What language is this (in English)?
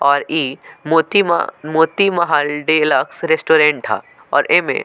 Bhojpuri